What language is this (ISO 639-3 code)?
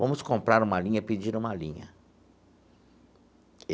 por